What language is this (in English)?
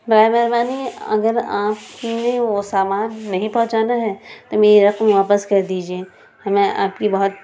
Urdu